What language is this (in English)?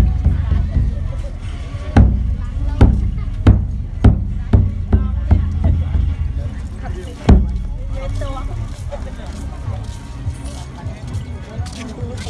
Khmer